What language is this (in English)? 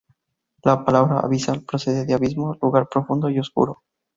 Spanish